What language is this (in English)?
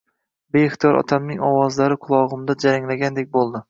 Uzbek